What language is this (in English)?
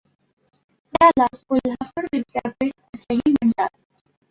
Marathi